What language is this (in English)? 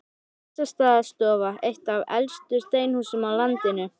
Icelandic